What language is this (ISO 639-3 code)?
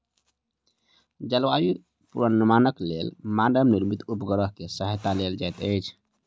mai